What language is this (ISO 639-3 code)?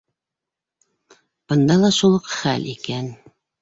bak